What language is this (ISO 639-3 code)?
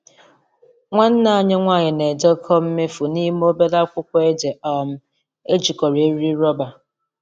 ibo